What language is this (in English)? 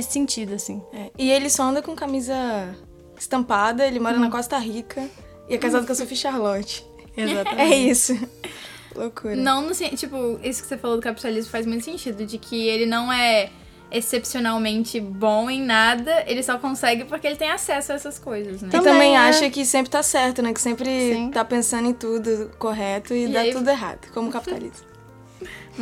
Portuguese